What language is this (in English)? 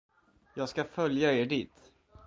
Swedish